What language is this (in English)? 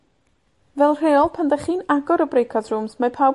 Welsh